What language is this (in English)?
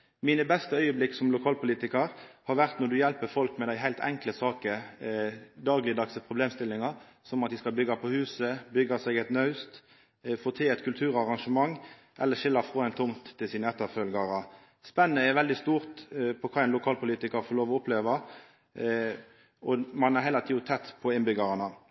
Norwegian Nynorsk